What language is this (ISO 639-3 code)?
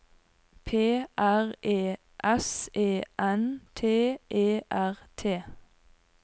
nor